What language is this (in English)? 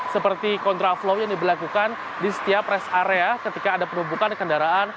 Indonesian